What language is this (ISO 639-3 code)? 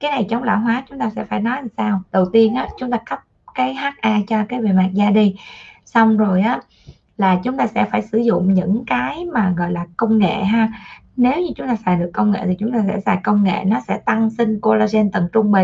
vie